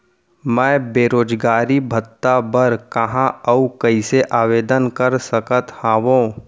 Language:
Chhattisgarhi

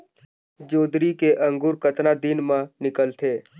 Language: Chhattisgarhi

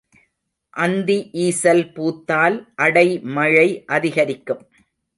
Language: Tamil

